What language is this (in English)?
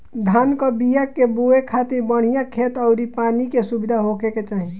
Bhojpuri